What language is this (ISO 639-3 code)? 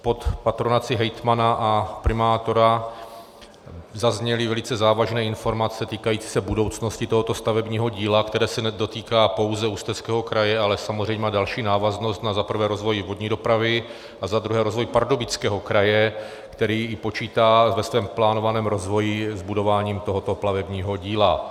ces